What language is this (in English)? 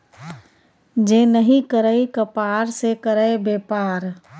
Maithili